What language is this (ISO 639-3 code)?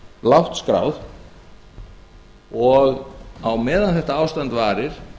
isl